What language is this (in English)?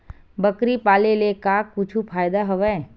Chhattisgarhi